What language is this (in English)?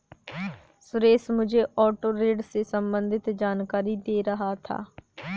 Hindi